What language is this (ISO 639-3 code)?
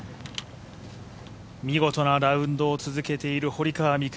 jpn